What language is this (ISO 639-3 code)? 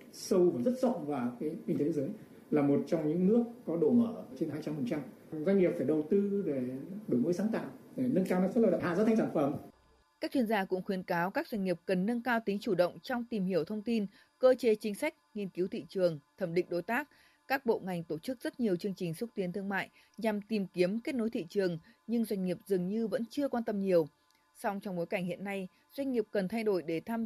vie